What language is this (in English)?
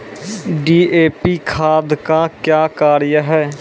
Maithili